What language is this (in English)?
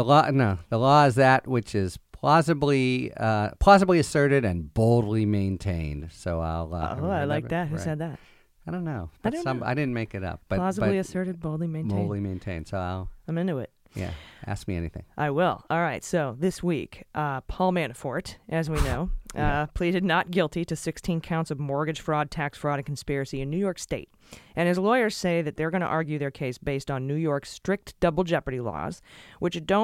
English